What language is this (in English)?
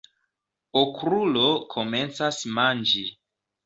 Esperanto